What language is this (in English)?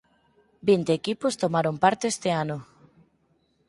Galician